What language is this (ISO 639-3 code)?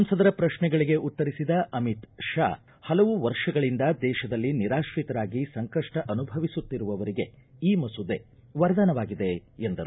kan